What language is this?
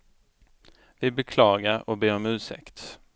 Swedish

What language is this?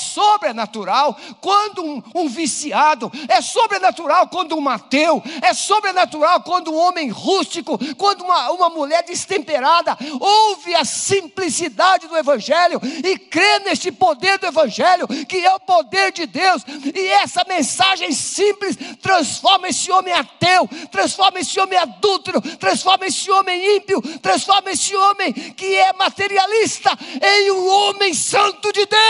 Portuguese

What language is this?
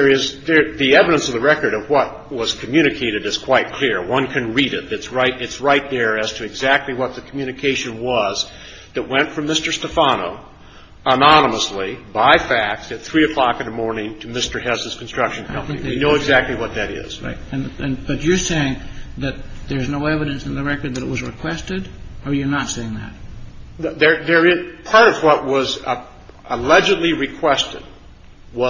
English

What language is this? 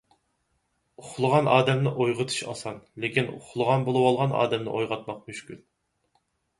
Uyghur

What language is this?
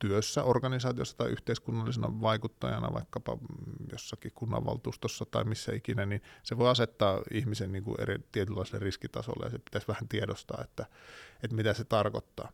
Finnish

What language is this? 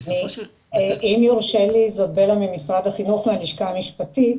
Hebrew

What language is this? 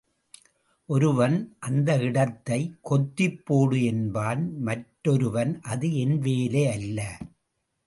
Tamil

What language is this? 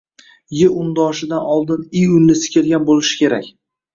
Uzbek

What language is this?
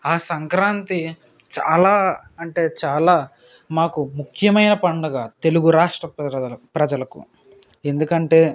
Telugu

